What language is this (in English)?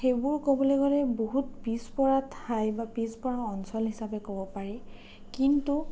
Assamese